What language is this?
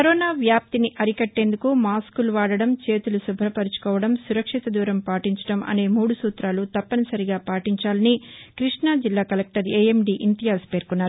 Telugu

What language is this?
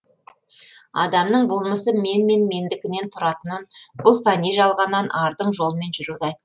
Kazakh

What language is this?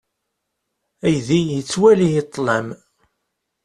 Kabyle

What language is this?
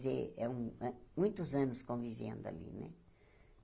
Portuguese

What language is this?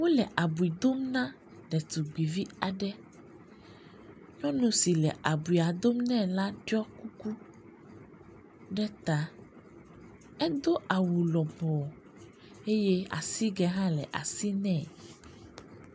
Ewe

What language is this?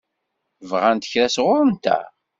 Kabyle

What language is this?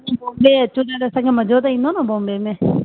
Sindhi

